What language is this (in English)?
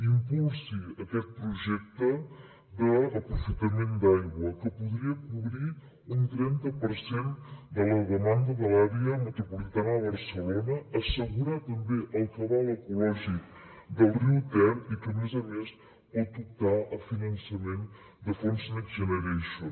Catalan